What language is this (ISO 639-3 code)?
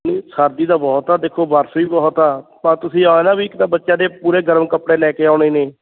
pan